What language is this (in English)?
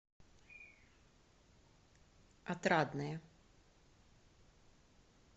Russian